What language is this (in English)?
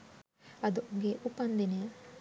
Sinhala